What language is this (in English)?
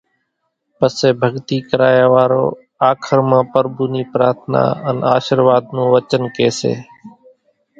Kachi Koli